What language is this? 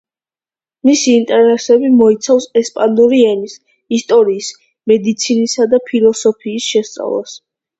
Georgian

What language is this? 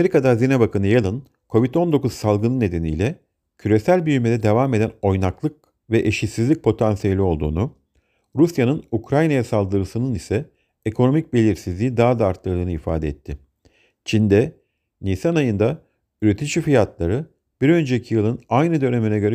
Turkish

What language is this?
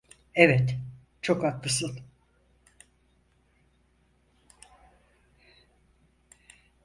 Turkish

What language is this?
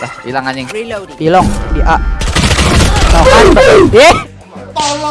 Indonesian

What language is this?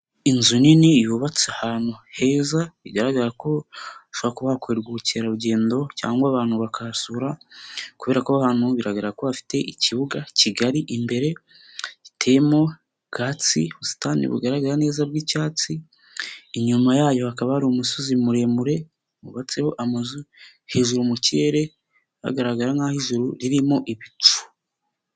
Kinyarwanda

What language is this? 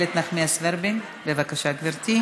Hebrew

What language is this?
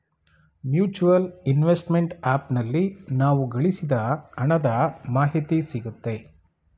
Kannada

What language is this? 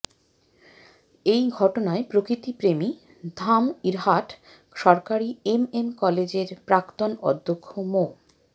Bangla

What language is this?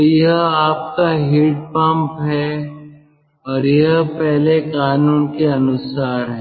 Hindi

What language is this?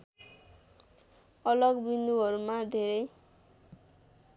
Nepali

